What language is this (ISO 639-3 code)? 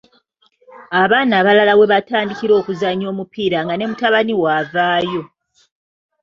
lug